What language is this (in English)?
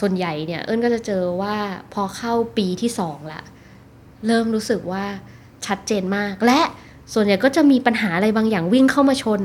Thai